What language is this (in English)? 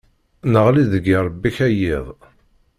Kabyle